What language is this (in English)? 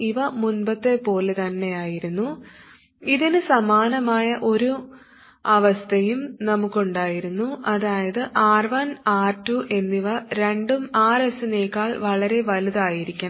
Malayalam